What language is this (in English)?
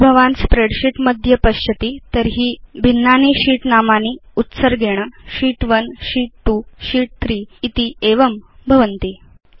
Sanskrit